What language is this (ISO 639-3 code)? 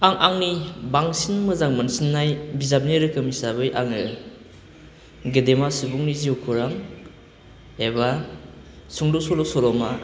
brx